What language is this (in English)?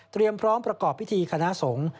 Thai